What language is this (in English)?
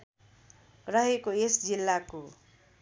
Nepali